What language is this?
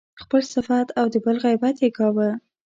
Pashto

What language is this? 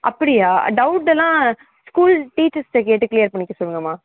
Tamil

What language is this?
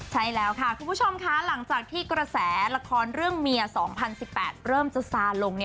Thai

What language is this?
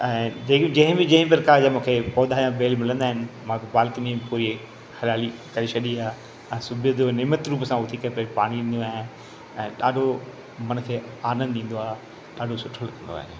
Sindhi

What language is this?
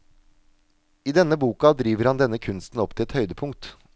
Norwegian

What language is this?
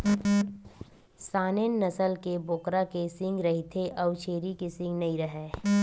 Chhattisgarhi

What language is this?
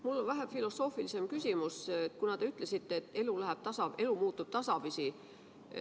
Estonian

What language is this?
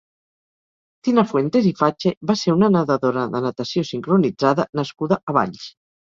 Catalan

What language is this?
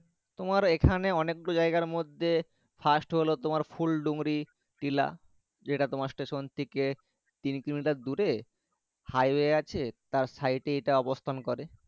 Bangla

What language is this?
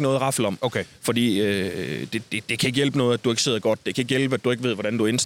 Danish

